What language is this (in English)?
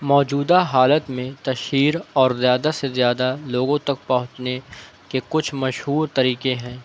Urdu